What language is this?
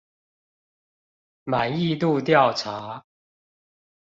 Chinese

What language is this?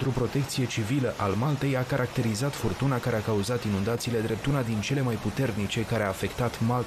Romanian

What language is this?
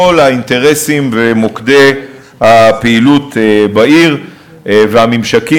Hebrew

